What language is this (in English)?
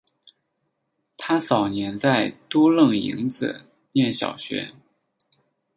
Chinese